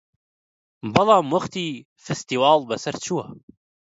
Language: Central Kurdish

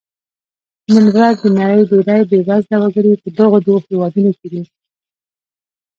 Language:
Pashto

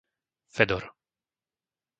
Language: Slovak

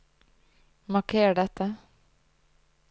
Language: Norwegian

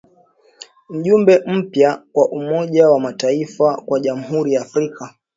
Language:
Swahili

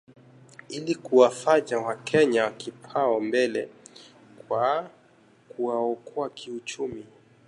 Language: Swahili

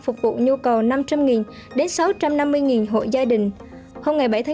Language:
Vietnamese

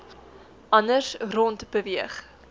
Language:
Afrikaans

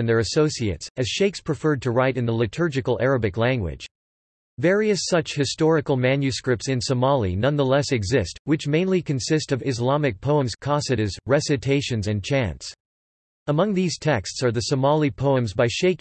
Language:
English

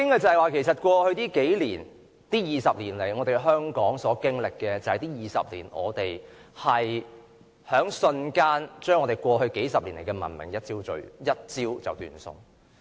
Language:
Cantonese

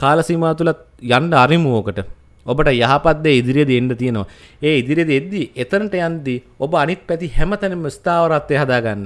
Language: Indonesian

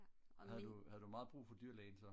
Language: Danish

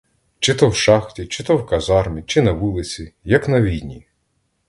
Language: Ukrainian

